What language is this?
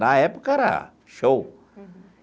Portuguese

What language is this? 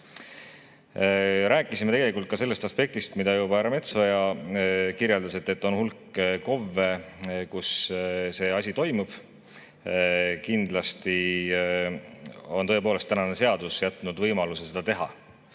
Estonian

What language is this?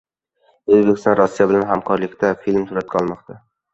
Uzbek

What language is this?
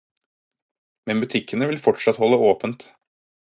Norwegian Bokmål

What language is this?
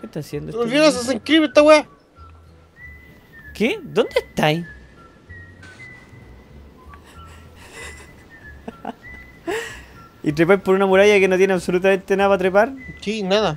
Spanish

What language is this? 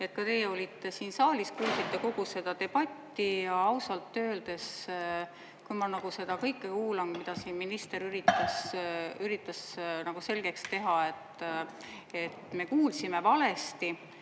Estonian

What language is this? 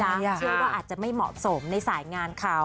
Thai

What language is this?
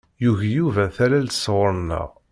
Kabyle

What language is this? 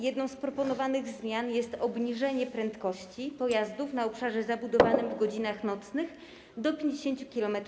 Polish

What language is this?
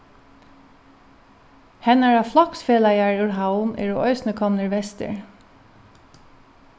Faroese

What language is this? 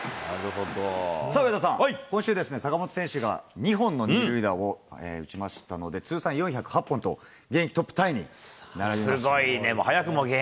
Japanese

